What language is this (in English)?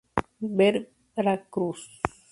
Spanish